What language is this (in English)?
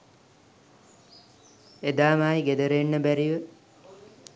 Sinhala